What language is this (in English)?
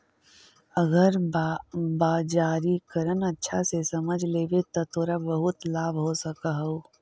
Magahi